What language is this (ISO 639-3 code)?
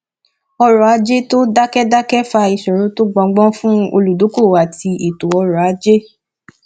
yor